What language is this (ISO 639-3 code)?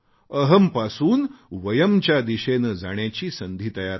mar